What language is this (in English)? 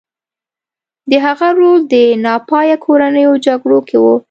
Pashto